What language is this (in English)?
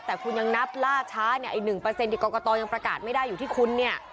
Thai